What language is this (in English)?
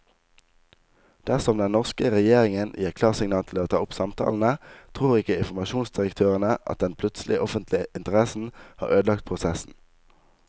Norwegian